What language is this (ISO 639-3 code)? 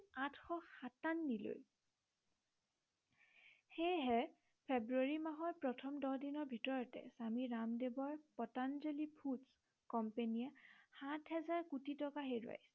asm